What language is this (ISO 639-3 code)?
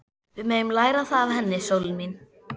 isl